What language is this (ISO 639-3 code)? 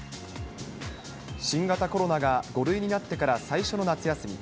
jpn